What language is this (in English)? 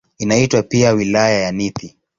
Swahili